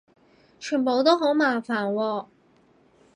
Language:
Cantonese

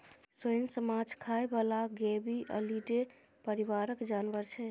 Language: Maithili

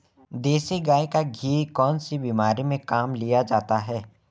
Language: Hindi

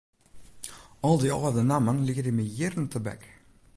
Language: Western Frisian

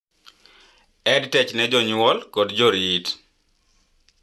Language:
Luo (Kenya and Tanzania)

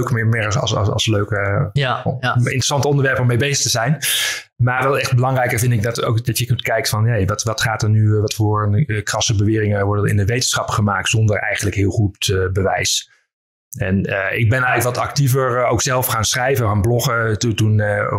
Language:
Dutch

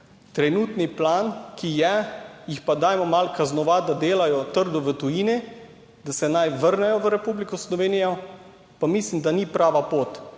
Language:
Slovenian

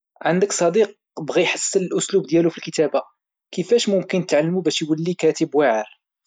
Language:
Moroccan Arabic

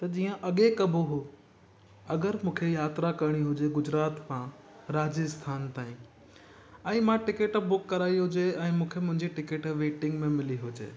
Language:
Sindhi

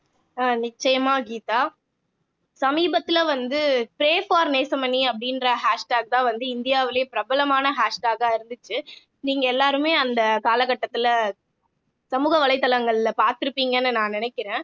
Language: Tamil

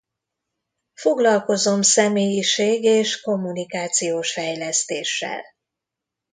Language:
Hungarian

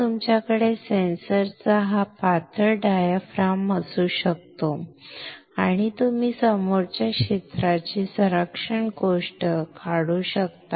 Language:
Marathi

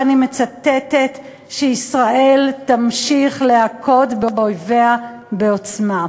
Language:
Hebrew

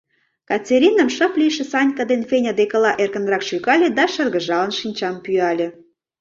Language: Mari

